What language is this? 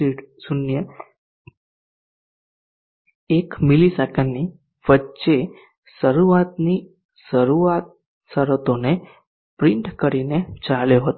Gujarati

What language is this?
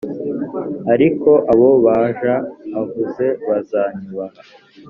Kinyarwanda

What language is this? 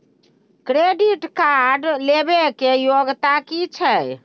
Maithili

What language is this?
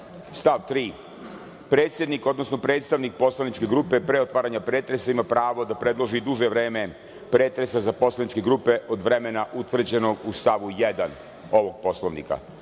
Serbian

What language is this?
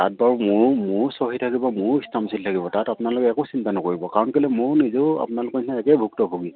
Assamese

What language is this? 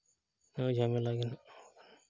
Santali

